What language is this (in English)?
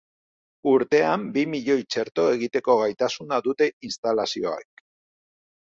Basque